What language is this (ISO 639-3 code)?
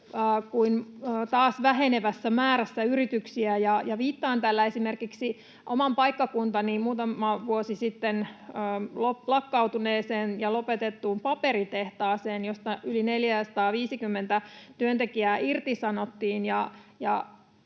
fin